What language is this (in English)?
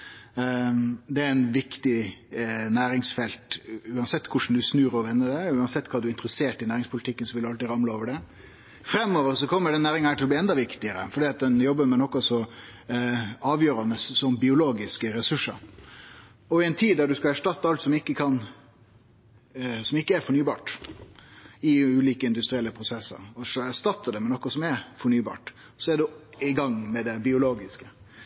Norwegian Nynorsk